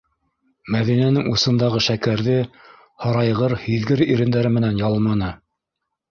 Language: Bashkir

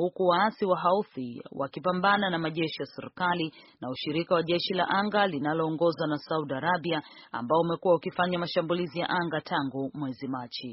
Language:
Swahili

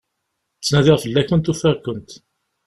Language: Kabyle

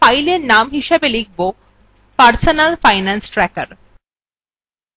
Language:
Bangla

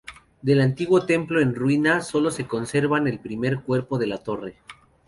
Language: Spanish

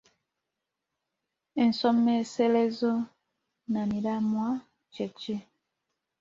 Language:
Ganda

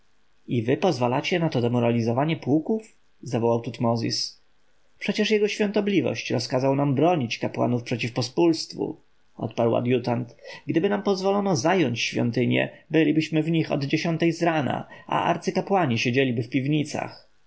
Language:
Polish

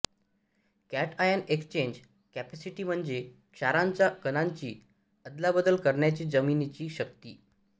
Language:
Marathi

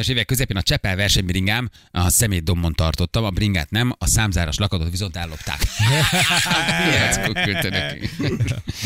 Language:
Hungarian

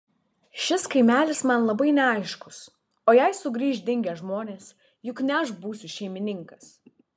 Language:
Lithuanian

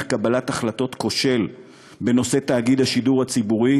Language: Hebrew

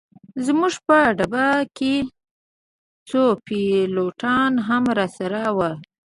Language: Pashto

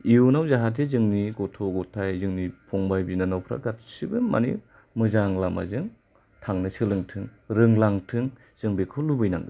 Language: Bodo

